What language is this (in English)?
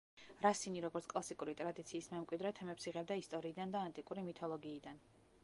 Georgian